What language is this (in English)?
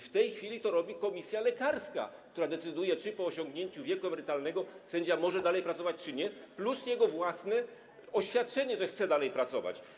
Polish